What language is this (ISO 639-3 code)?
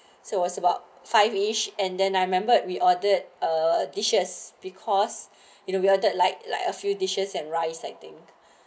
eng